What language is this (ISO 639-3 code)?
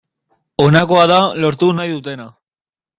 eus